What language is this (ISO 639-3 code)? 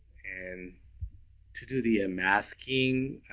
eng